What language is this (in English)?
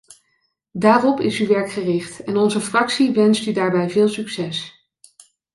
Dutch